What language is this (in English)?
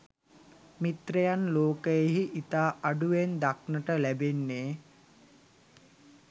Sinhala